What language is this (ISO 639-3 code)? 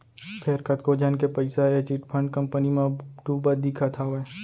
hne